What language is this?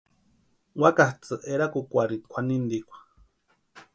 Western Highland Purepecha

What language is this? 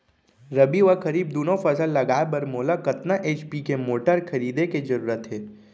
Chhattisgarhi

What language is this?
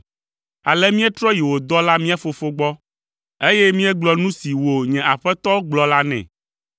Ewe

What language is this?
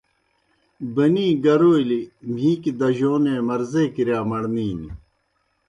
Kohistani Shina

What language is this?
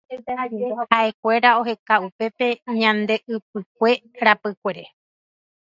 Guarani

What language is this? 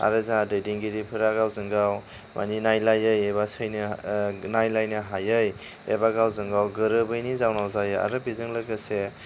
Bodo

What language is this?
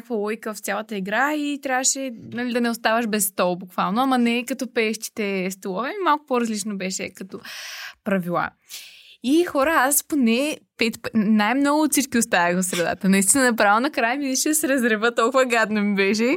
Bulgarian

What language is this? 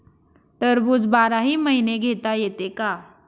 Marathi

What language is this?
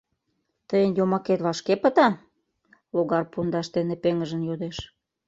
Mari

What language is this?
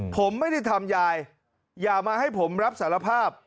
Thai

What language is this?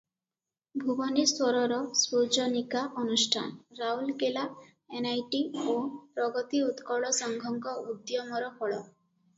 Odia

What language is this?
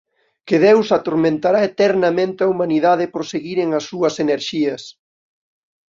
Galician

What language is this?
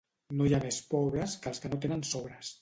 Catalan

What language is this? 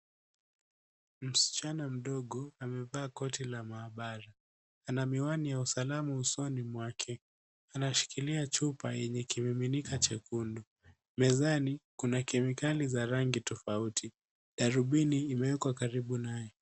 Swahili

